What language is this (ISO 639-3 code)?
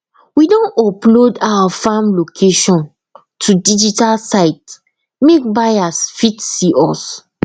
pcm